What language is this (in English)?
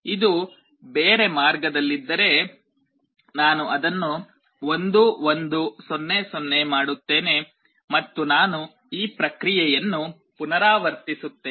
Kannada